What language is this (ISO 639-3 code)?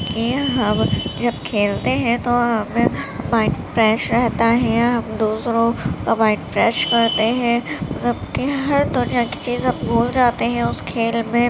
urd